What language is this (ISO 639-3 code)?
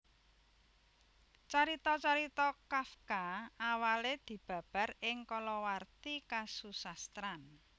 jav